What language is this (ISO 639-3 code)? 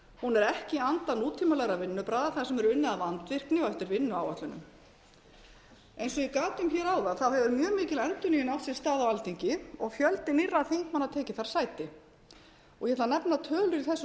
isl